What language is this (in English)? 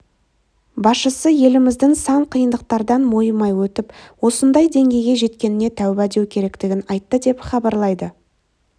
Kazakh